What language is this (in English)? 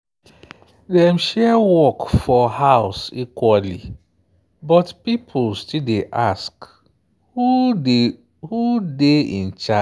Nigerian Pidgin